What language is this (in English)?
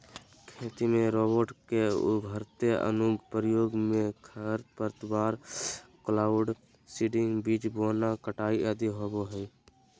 Magahi